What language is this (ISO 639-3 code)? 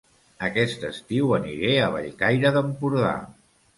cat